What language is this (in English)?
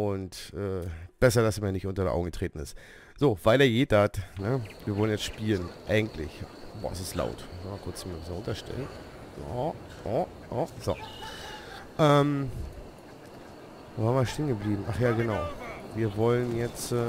German